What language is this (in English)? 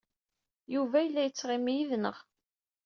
Kabyle